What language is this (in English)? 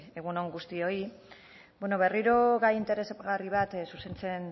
Basque